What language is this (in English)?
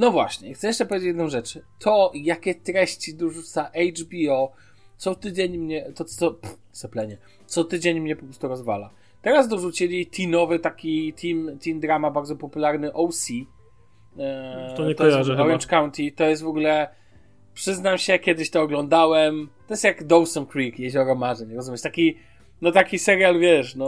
Polish